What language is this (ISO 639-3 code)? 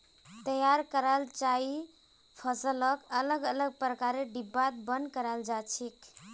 mag